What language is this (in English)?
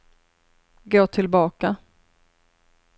Swedish